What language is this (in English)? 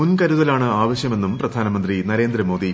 Malayalam